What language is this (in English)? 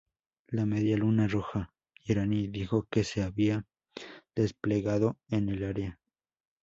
Spanish